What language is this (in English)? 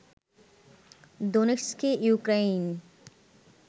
Bangla